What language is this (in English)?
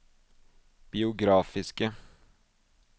Norwegian